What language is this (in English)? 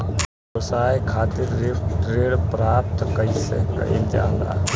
Bhojpuri